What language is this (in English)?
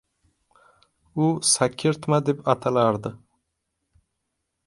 Uzbek